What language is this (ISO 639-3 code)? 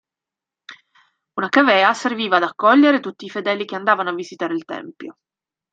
ita